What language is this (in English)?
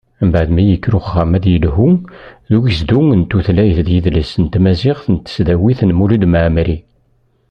Kabyle